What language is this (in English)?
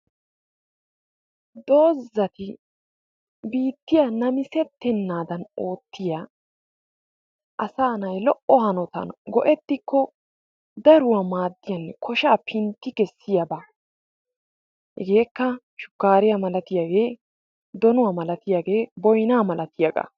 Wolaytta